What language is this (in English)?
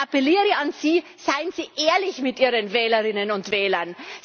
German